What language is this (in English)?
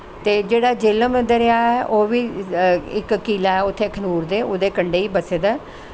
Dogri